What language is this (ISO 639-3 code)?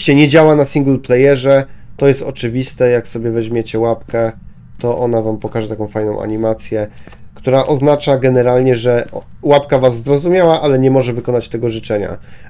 pol